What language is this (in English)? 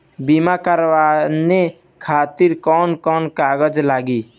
Bhojpuri